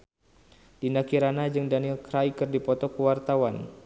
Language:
Sundanese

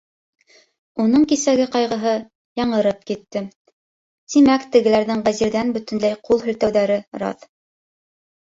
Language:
Bashkir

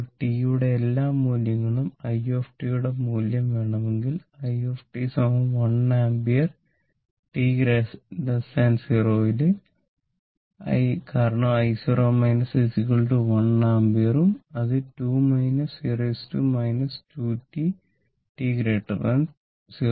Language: Malayalam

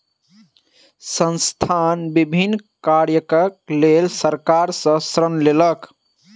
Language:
Maithili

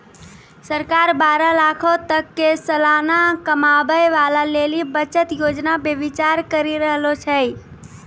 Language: Maithili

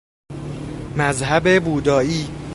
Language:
Persian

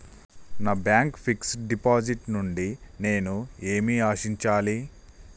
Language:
Telugu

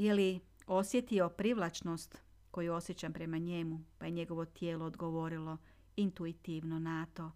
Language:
Croatian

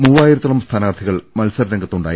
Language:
Malayalam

